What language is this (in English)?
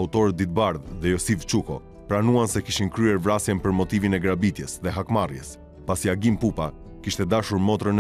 Romanian